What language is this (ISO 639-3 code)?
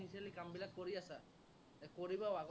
asm